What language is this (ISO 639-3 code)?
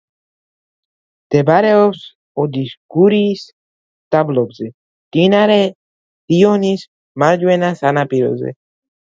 kat